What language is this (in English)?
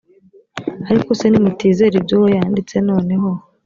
Kinyarwanda